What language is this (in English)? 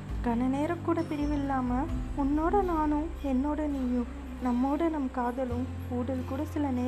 Tamil